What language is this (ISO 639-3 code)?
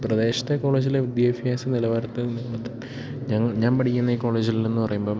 mal